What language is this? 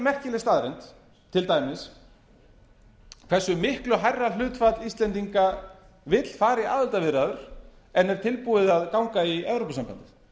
Icelandic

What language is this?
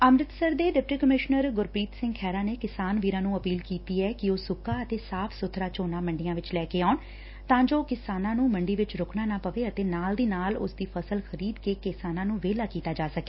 Punjabi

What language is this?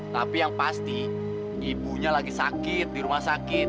Indonesian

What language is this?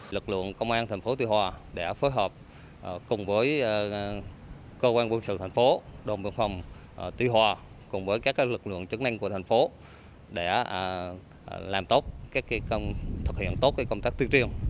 Vietnamese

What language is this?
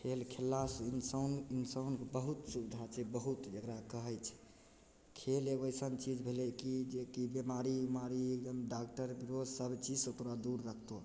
Maithili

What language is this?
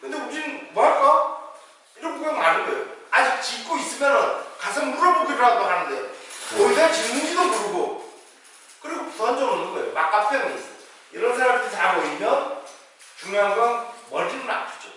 Korean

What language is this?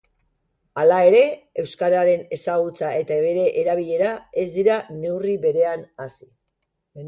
Basque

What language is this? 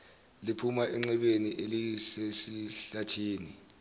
Zulu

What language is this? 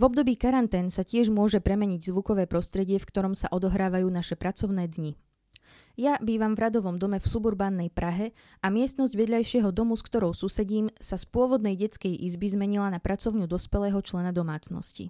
Slovak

